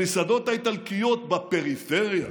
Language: Hebrew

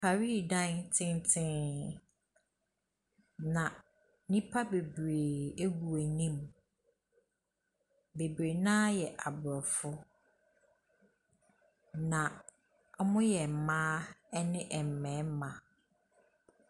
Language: Akan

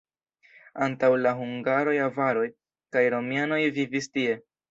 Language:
Esperanto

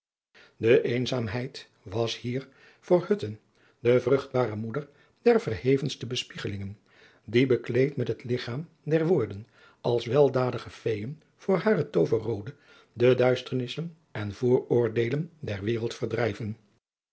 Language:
Dutch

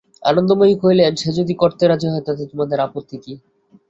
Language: Bangla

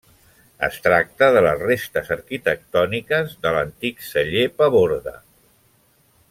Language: Catalan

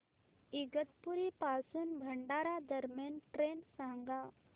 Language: Marathi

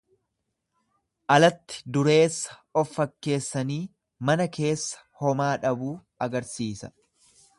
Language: Oromo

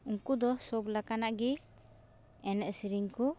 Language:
Santali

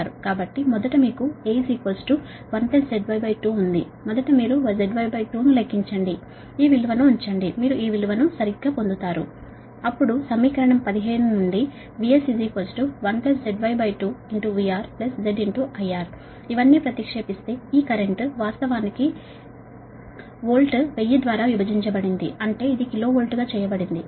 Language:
Telugu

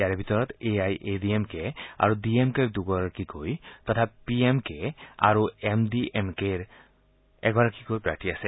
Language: Assamese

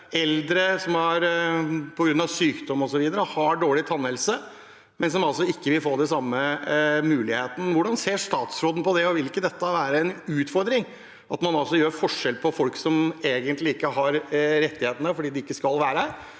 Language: Norwegian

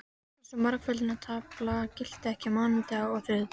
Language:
Icelandic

